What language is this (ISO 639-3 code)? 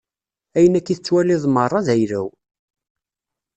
kab